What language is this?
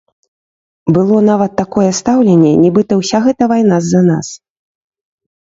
Belarusian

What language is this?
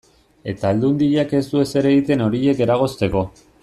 Basque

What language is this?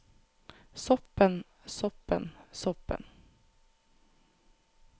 Norwegian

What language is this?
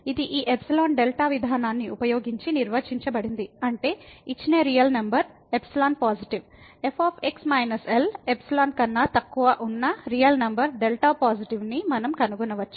Telugu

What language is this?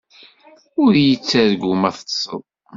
Kabyle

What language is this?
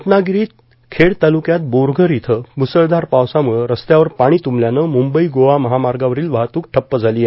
Marathi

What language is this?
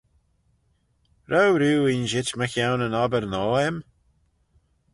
Manx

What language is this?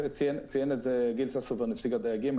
Hebrew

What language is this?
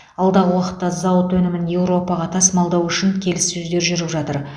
Kazakh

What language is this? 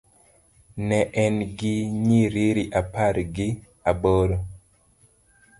Luo (Kenya and Tanzania)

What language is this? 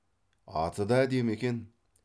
Kazakh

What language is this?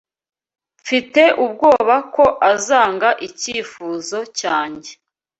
Kinyarwanda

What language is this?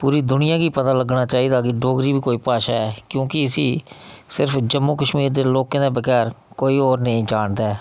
Dogri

